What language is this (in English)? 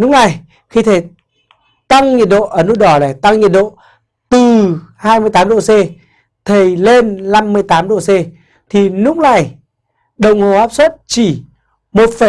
Vietnamese